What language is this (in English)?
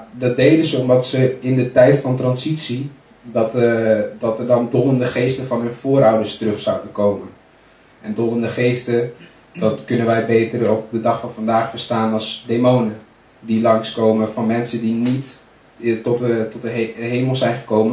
Dutch